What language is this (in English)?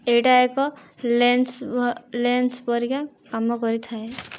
Odia